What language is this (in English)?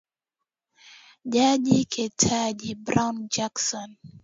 Swahili